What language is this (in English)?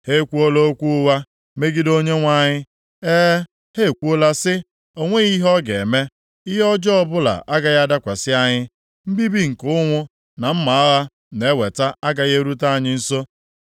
Igbo